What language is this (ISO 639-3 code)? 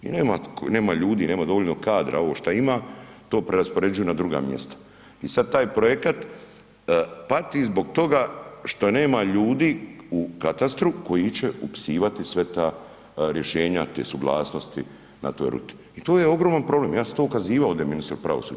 hrv